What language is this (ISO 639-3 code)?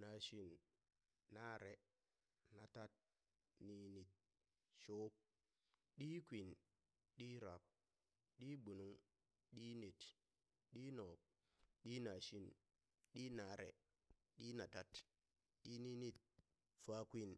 bys